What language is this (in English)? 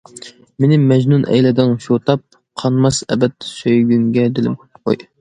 Uyghur